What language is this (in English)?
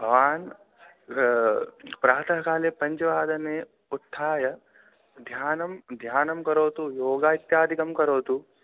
Sanskrit